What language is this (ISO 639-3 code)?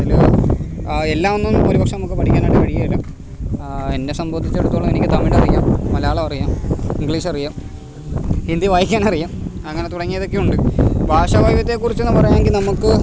mal